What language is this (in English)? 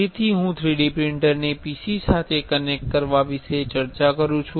Gujarati